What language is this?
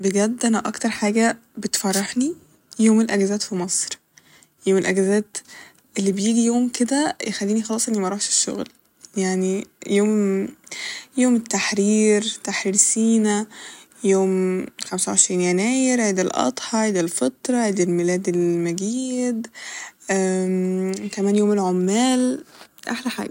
Egyptian Arabic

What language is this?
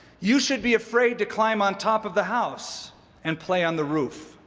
English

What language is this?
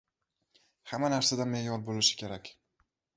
Uzbek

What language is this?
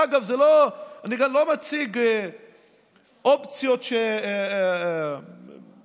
Hebrew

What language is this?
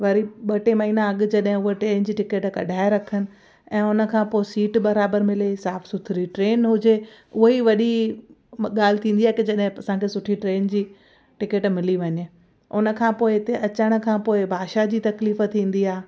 Sindhi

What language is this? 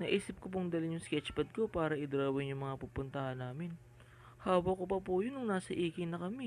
Filipino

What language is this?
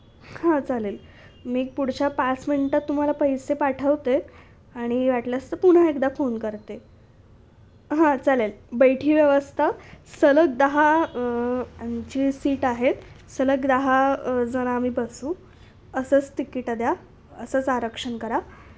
Marathi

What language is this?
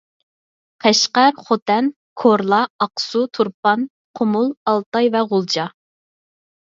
Uyghur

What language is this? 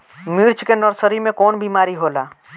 Bhojpuri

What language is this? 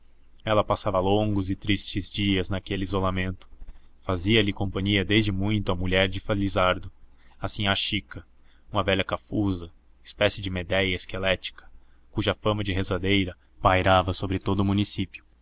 Portuguese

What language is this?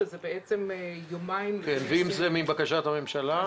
Hebrew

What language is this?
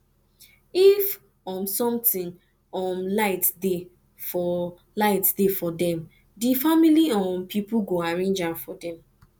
Nigerian Pidgin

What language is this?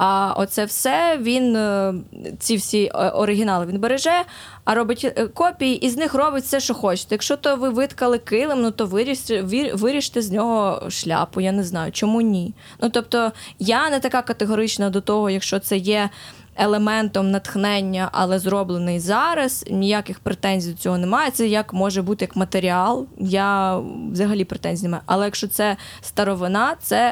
Ukrainian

